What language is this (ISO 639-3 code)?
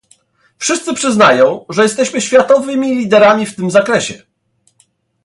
pol